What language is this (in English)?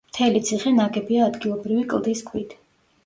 Georgian